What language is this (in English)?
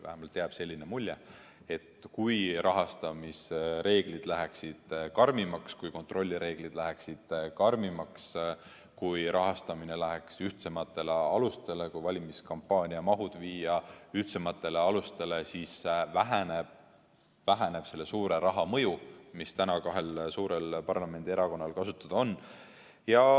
Estonian